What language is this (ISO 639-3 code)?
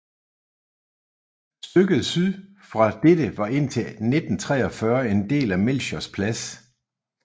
dan